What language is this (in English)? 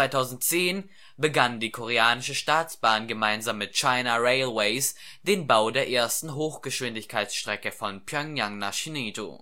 German